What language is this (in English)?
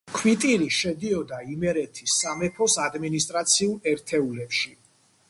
Georgian